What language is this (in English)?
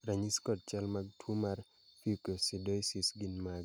Luo (Kenya and Tanzania)